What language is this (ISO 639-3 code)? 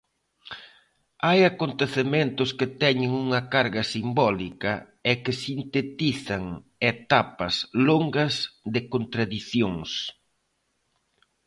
glg